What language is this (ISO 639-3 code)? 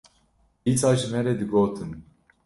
kur